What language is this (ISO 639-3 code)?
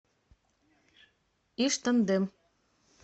rus